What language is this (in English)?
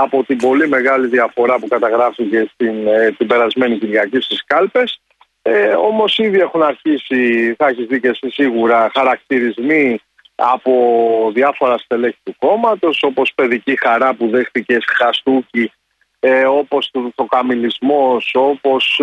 Greek